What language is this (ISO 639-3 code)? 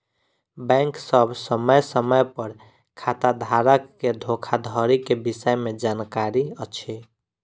mai